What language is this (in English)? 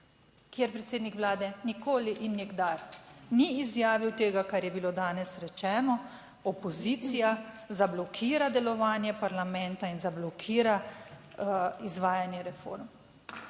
Slovenian